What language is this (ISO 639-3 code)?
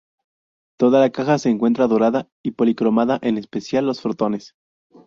spa